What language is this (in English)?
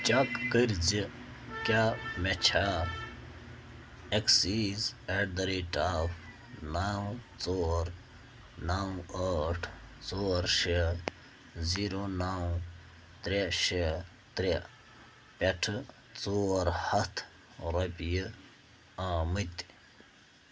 Kashmiri